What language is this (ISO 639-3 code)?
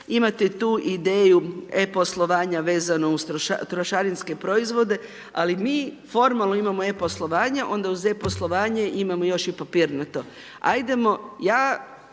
hrv